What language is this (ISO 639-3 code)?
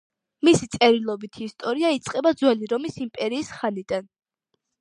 kat